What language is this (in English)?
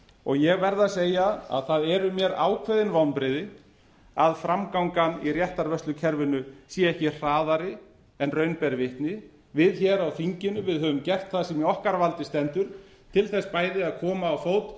Icelandic